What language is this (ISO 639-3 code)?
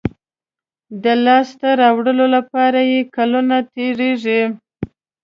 pus